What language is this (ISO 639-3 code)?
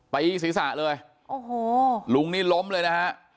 tha